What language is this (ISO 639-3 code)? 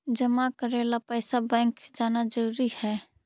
mag